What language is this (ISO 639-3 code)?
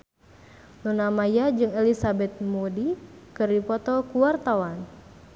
sun